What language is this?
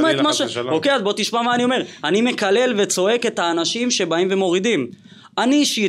Hebrew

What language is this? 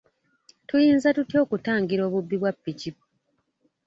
Ganda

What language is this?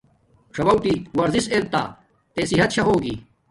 Domaaki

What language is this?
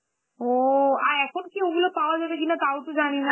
Bangla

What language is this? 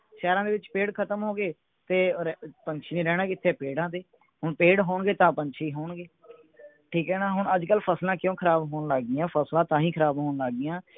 Punjabi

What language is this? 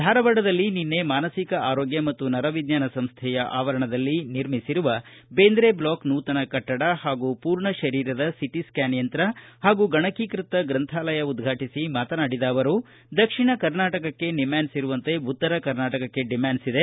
Kannada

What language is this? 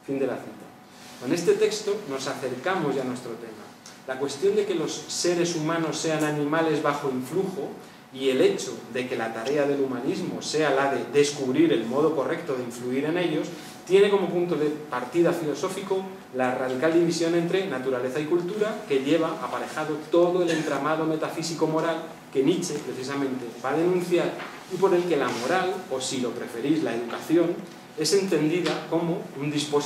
Spanish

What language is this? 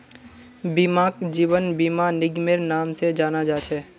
Magahi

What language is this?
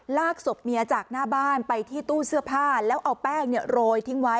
Thai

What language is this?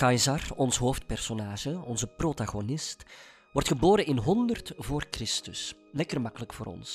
Dutch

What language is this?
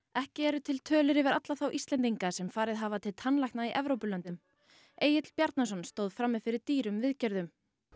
Icelandic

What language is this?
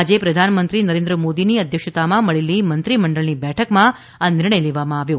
Gujarati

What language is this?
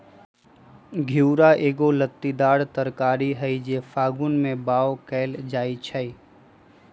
Magahi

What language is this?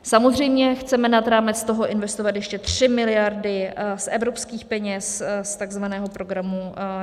Czech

